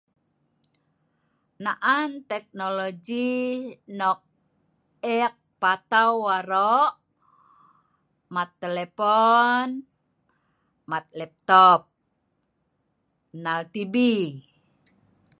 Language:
Sa'ban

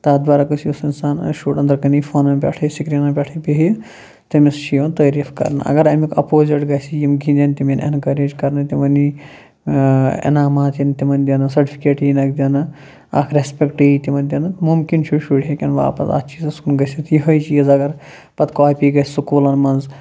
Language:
Kashmiri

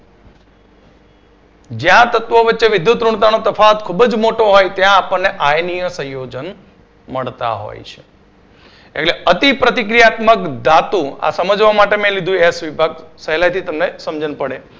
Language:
Gujarati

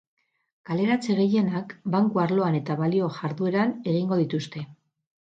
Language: Basque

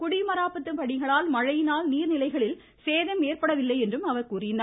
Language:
Tamil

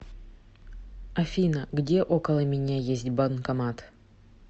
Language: Russian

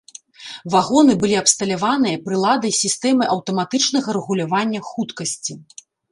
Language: Belarusian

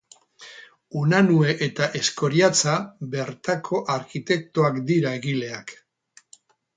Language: Basque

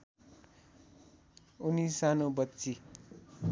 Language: Nepali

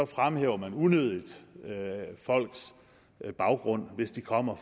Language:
Danish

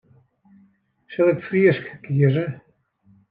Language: Western Frisian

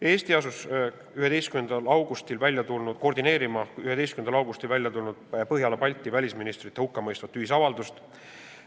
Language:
Estonian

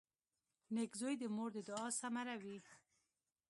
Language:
Pashto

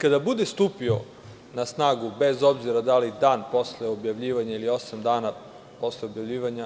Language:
Serbian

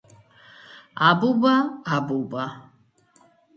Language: Georgian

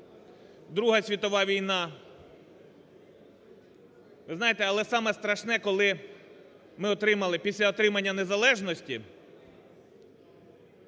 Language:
Ukrainian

